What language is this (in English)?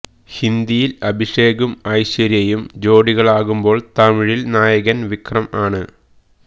Malayalam